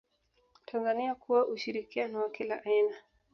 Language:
Swahili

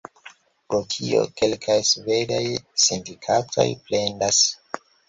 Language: Esperanto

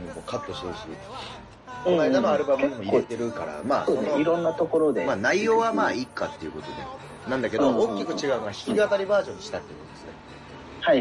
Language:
Japanese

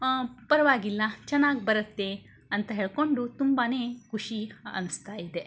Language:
Kannada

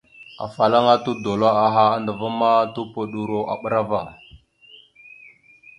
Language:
Mada (Cameroon)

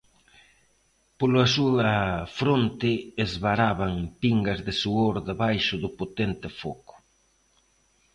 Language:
Galician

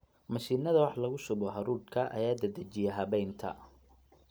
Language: Somali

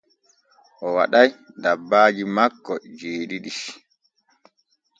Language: Borgu Fulfulde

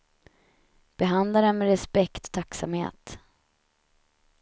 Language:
Swedish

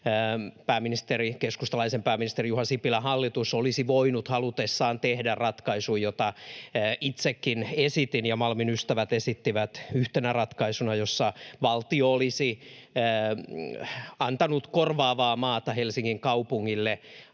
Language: Finnish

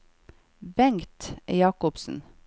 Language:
Norwegian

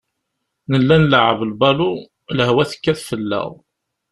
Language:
Kabyle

